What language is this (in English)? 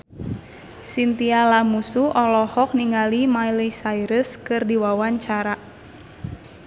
Sundanese